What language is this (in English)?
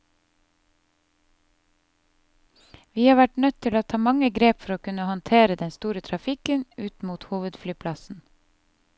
Norwegian